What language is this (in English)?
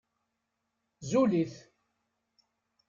Kabyle